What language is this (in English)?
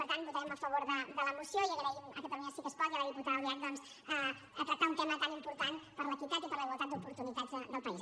Catalan